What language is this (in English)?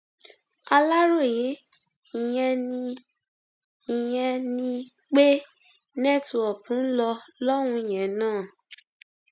Yoruba